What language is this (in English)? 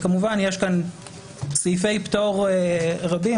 Hebrew